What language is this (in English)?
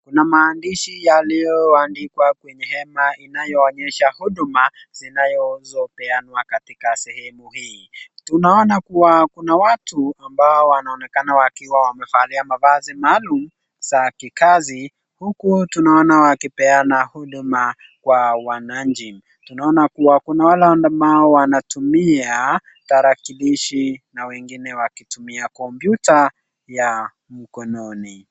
Swahili